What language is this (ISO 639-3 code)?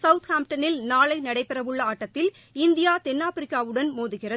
tam